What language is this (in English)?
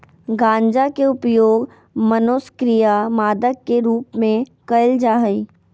Magahi